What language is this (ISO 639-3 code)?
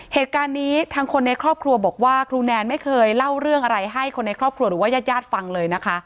tha